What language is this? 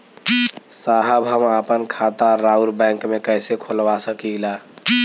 Bhojpuri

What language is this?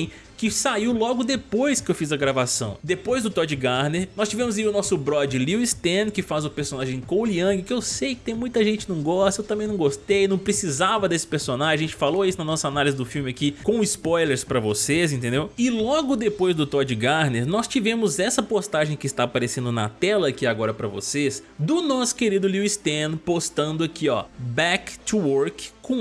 Portuguese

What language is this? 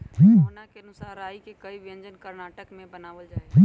Magahi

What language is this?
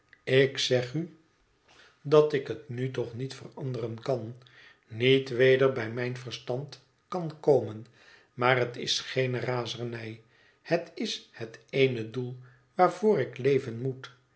Dutch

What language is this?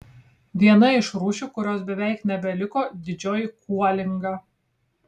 Lithuanian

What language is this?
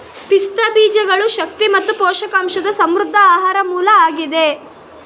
Kannada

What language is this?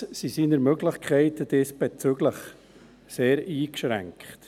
Swiss German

